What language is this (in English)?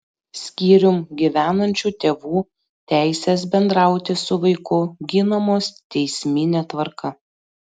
Lithuanian